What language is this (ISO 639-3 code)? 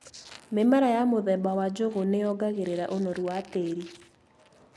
kik